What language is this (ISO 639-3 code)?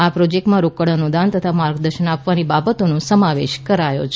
guj